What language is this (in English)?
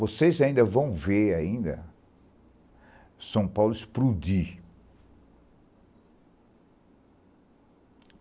Portuguese